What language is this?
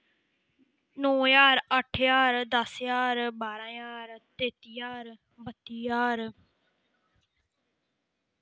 Dogri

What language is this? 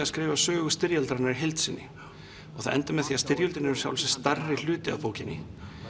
Icelandic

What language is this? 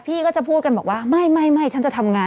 Thai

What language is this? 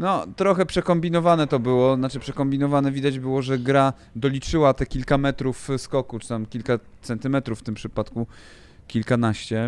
Polish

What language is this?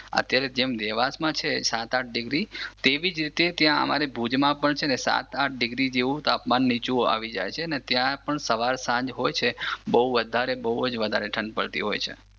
Gujarati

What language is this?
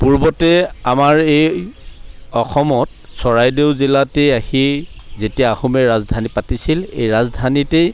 Assamese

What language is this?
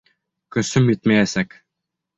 Bashkir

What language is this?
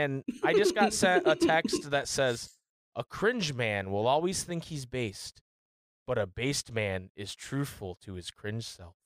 English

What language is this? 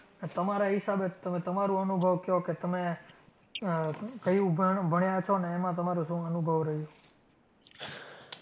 Gujarati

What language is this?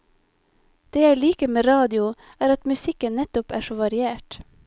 Norwegian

